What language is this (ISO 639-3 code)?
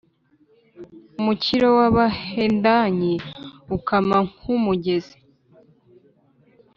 kin